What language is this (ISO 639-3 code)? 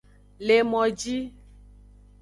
ajg